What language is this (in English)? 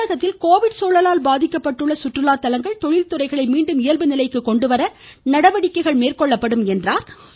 Tamil